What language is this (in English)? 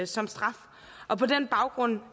Danish